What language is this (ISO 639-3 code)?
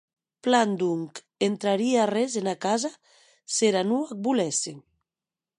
oci